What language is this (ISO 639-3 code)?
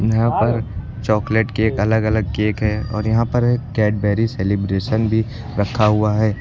hin